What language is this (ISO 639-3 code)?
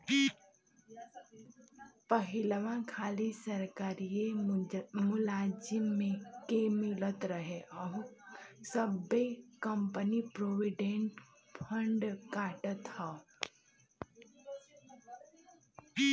bho